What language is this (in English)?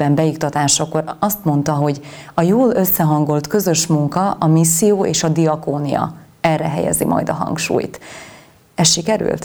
Hungarian